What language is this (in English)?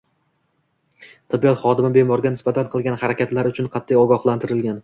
Uzbek